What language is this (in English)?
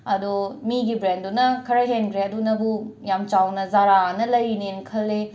Manipuri